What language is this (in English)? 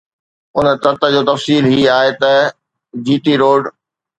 Sindhi